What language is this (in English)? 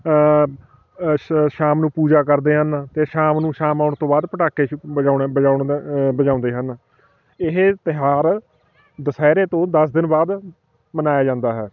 Punjabi